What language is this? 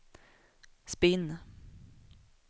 Swedish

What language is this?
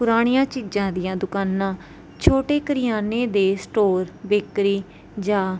Punjabi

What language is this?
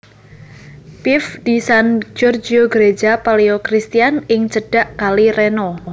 Javanese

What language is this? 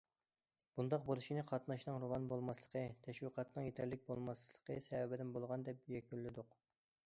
Uyghur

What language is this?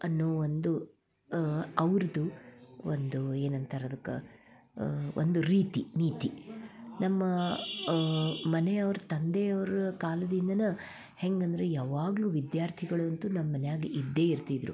Kannada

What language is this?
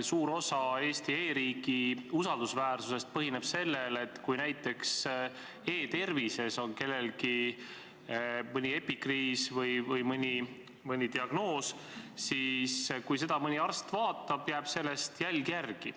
Estonian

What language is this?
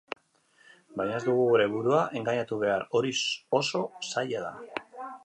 Basque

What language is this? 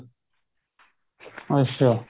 Punjabi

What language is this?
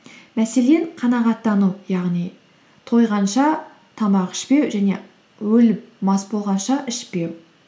Kazakh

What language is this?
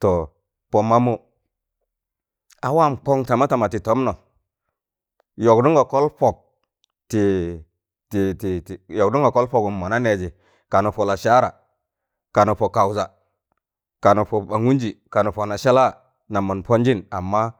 Tangale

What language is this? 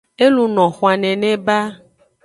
Aja (Benin)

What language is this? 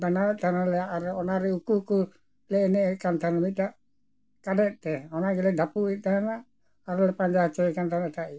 Santali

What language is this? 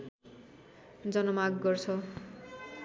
Nepali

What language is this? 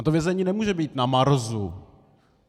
Czech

